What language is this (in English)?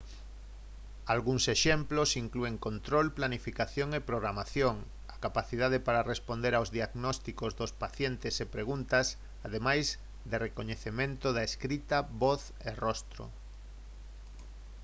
Galician